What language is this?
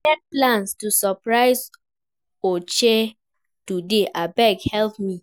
Nigerian Pidgin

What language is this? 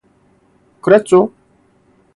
Korean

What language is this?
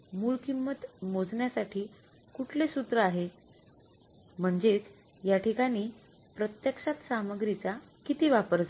Marathi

